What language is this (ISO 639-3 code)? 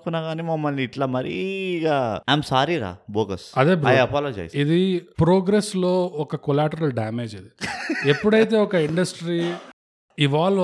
tel